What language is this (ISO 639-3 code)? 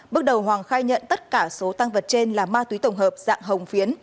vie